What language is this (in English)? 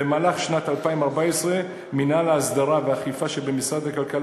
Hebrew